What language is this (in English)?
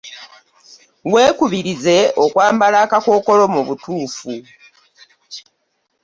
Ganda